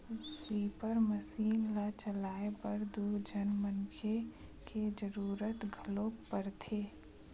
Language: Chhattisgarhi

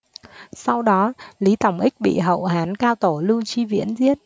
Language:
Vietnamese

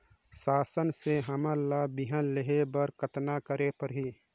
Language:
Chhattisgarhi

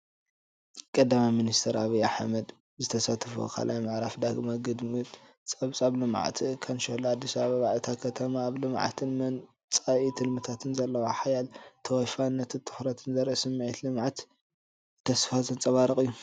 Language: Tigrinya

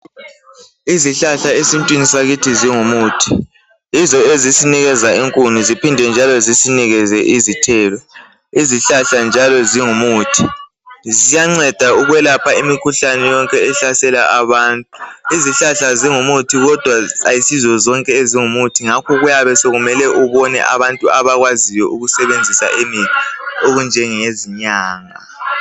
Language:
North Ndebele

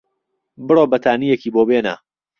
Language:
Central Kurdish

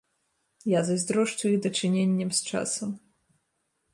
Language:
Belarusian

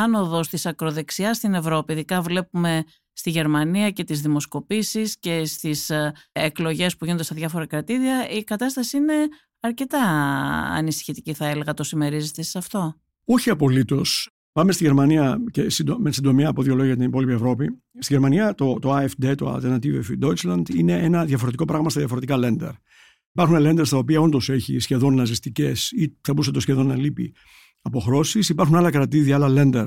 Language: Greek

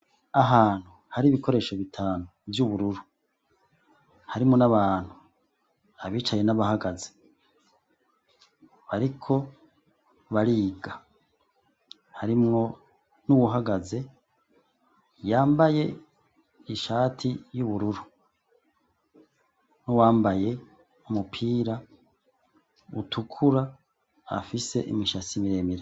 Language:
Rundi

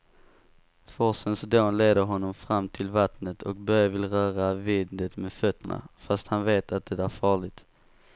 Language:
Swedish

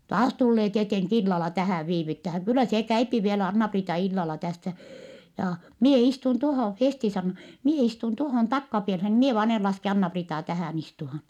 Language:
Finnish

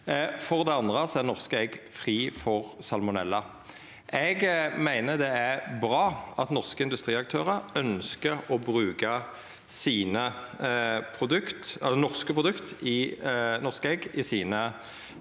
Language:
Norwegian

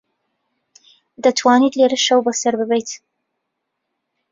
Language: Central Kurdish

